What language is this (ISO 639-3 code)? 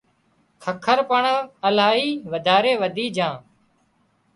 kxp